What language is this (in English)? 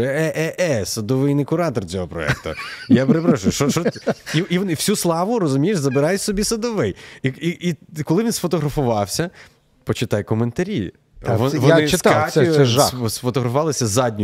Ukrainian